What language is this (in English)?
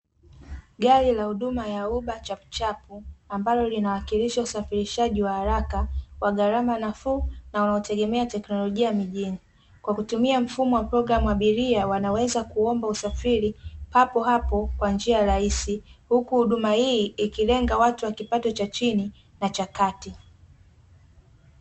Swahili